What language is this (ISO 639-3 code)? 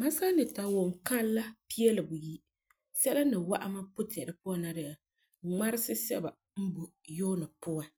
gur